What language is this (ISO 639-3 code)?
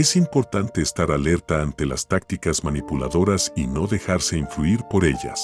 spa